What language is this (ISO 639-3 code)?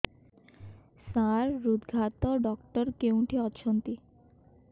ori